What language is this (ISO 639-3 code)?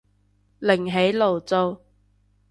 yue